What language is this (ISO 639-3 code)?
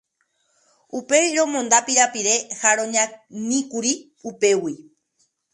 grn